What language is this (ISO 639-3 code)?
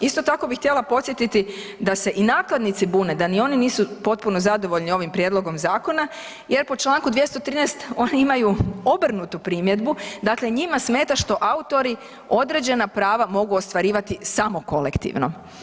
hrv